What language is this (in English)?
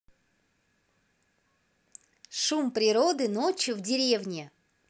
Russian